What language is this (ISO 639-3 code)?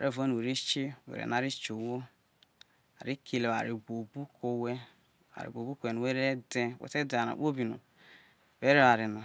iso